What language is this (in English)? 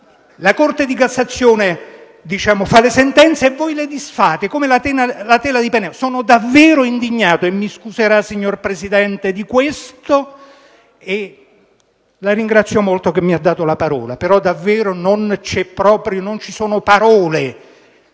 Italian